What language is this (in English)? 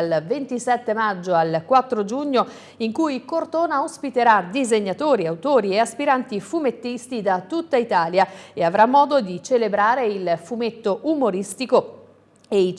Italian